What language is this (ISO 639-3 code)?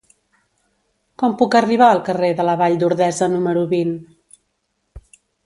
cat